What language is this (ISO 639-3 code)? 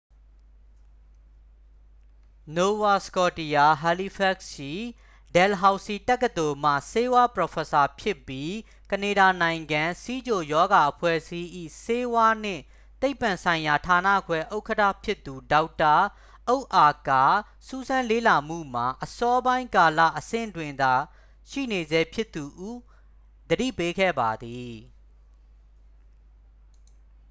mya